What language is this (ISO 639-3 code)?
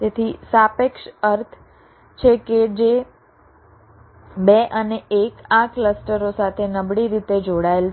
guj